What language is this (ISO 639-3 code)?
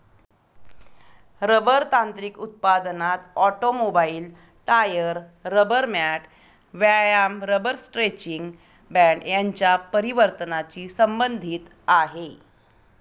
mar